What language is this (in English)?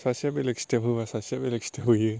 Bodo